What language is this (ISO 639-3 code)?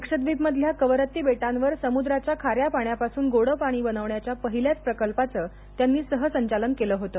mar